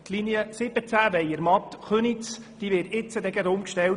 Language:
Swiss German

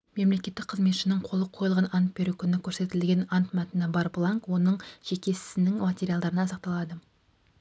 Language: Kazakh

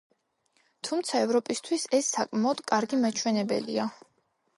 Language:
Georgian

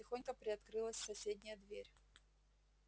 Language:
Russian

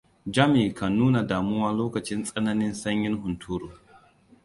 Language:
Hausa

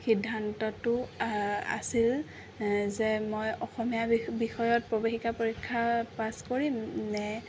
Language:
Assamese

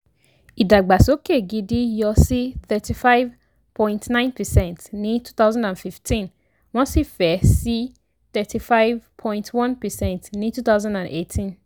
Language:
Yoruba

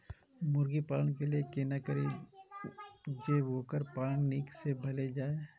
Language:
Maithili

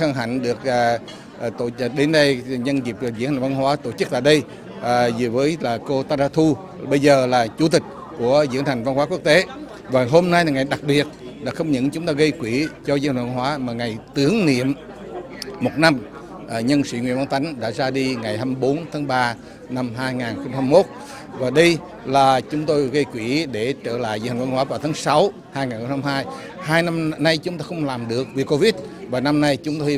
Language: Vietnamese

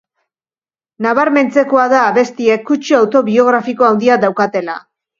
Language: Basque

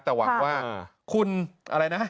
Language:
Thai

